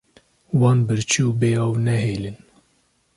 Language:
Kurdish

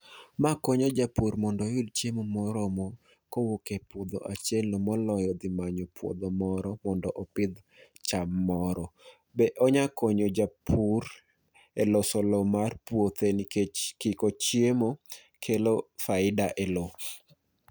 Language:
Luo (Kenya and Tanzania)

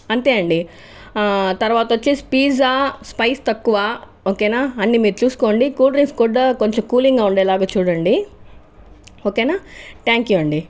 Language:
Telugu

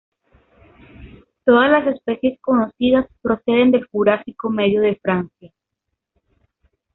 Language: Spanish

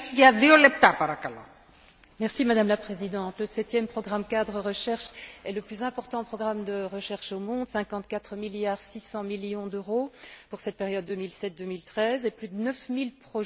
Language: French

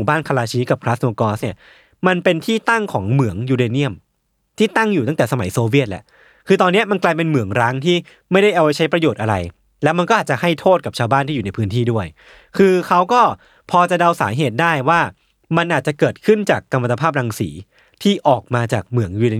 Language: Thai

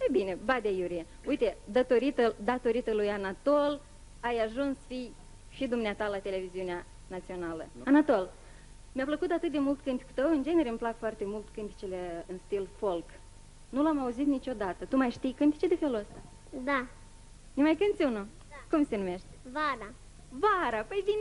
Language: Romanian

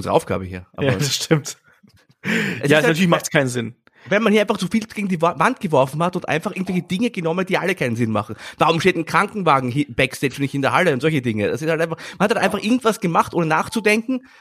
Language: German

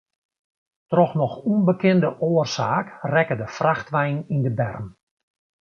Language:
Western Frisian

